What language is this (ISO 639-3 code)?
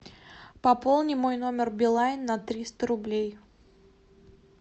rus